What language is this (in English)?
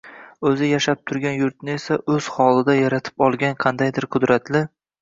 Uzbek